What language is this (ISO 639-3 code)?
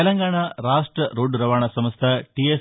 tel